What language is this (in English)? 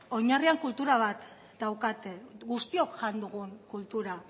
Basque